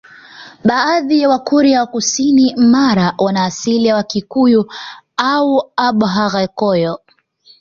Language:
Swahili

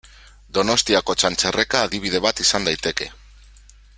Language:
Basque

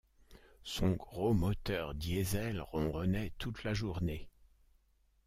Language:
French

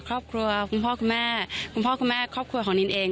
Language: Thai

